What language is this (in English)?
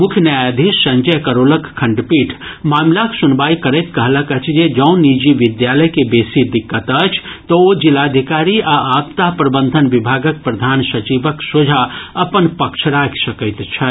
Maithili